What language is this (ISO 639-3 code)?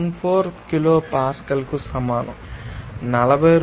tel